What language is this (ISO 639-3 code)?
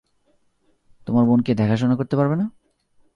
ben